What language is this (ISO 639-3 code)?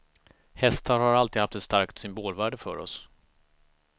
swe